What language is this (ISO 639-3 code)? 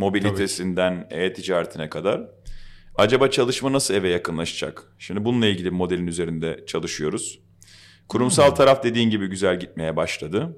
tur